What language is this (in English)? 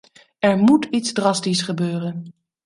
Dutch